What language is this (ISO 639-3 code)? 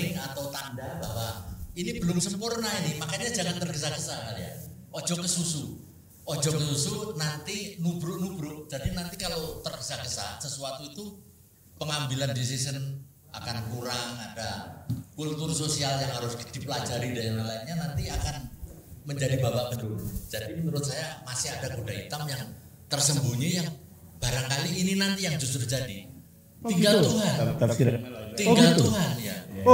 ind